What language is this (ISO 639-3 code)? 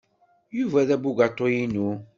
kab